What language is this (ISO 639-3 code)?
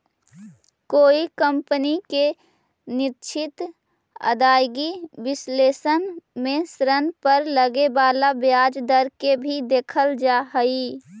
mag